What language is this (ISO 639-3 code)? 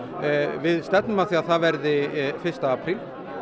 isl